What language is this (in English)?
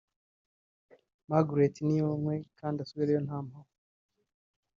Kinyarwanda